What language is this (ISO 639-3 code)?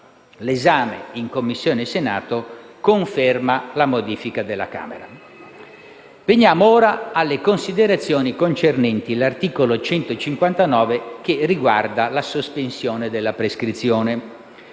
ita